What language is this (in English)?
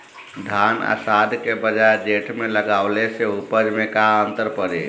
Bhojpuri